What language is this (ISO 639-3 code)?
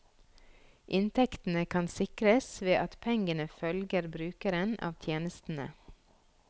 nor